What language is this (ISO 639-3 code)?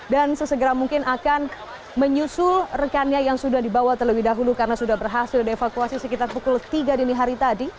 ind